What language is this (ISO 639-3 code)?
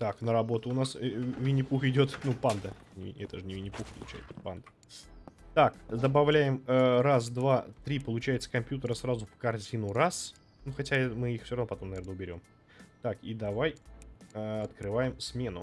rus